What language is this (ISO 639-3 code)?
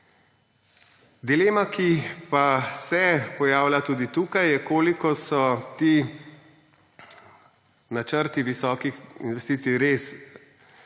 slv